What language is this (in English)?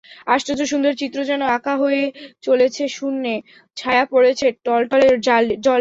Bangla